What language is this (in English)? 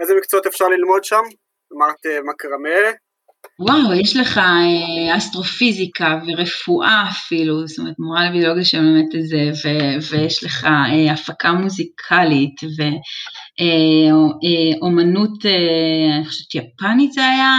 Hebrew